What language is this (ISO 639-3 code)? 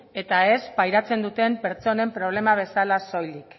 eus